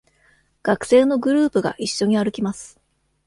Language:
Japanese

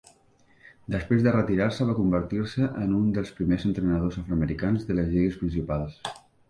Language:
Catalan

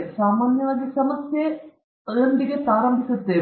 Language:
Kannada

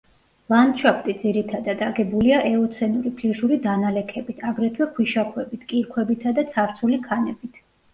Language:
Georgian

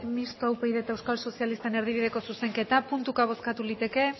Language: Basque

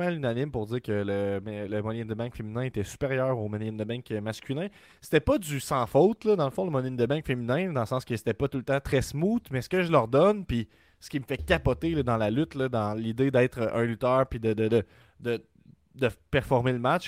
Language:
French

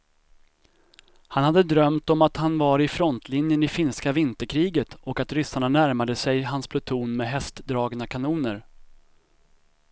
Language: Swedish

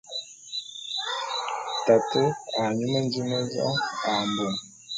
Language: Bulu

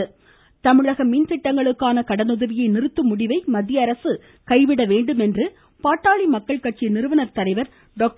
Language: Tamil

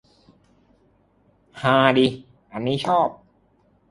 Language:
Thai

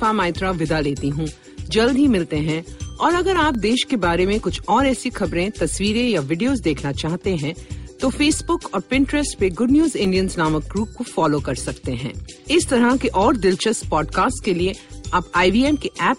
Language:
Hindi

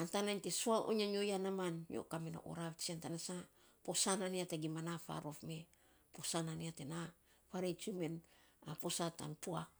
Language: Saposa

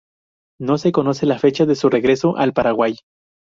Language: Spanish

